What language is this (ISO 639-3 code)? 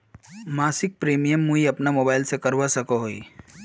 mag